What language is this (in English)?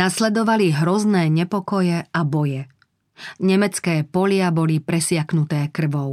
Slovak